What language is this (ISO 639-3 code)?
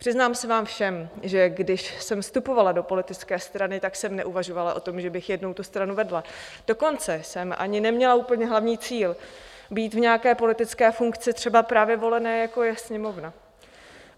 ces